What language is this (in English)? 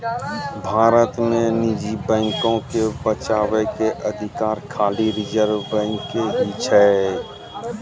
Maithili